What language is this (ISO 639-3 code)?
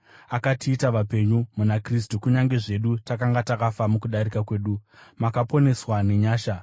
sna